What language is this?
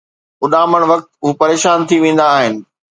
Sindhi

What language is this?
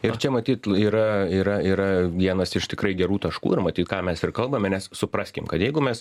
Lithuanian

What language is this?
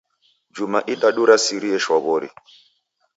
Taita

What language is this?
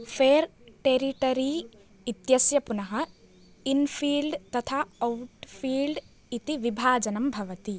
Sanskrit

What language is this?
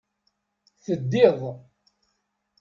Kabyle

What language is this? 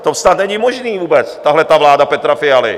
Czech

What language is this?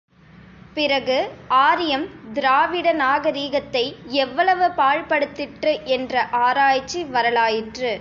Tamil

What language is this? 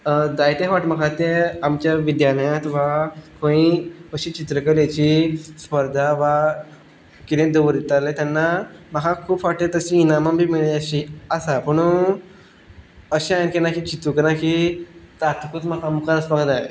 Konkani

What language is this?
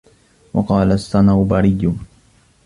Arabic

